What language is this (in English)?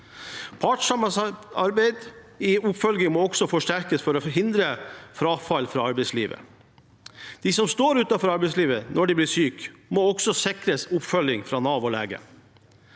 Norwegian